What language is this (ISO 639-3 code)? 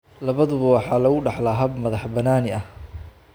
som